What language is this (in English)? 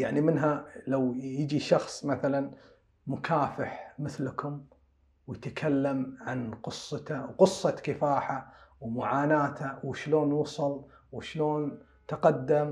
Arabic